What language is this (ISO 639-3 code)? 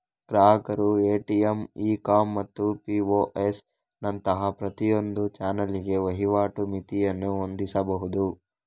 kan